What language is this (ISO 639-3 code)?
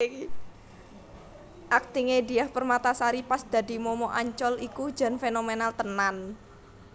jav